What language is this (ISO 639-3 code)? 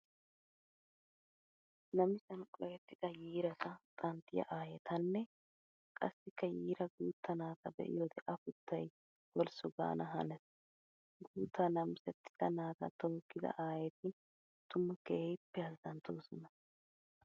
wal